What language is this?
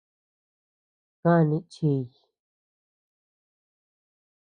Tepeuxila Cuicatec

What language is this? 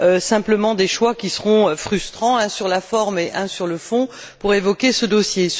French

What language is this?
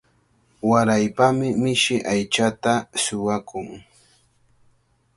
Cajatambo North Lima Quechua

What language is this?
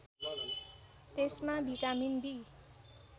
Nepali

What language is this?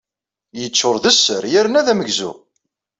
Kabyle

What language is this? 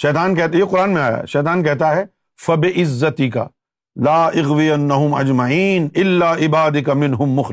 Urdu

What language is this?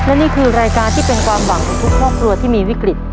Thai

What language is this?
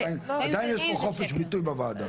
Hebrew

